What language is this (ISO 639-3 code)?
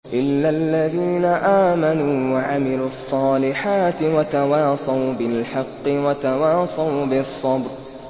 ara